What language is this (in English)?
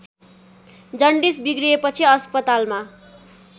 Nepali